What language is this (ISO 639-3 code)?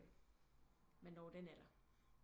dan